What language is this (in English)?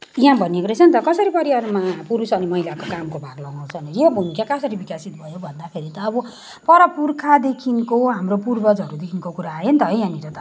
Nepali